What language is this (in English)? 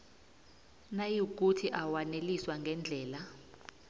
South Ndebele